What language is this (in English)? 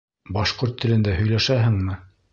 Bashkir